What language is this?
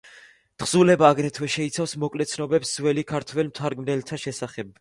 Georgian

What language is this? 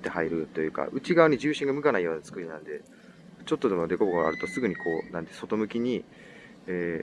Japanese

